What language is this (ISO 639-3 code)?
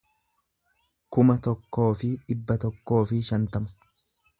orm